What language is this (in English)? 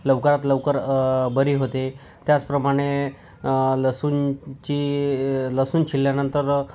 Marathi